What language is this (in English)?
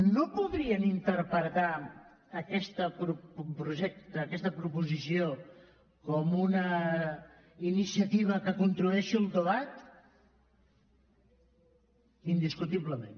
Catalan